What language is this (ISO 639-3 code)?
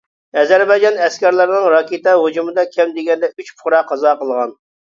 uig